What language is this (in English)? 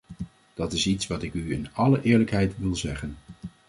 Dutch